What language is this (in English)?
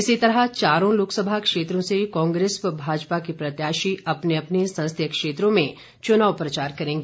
Hindi